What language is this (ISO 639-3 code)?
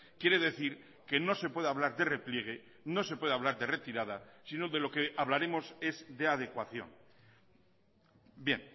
spa